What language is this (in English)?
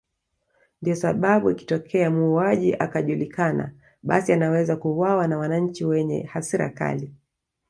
Swahili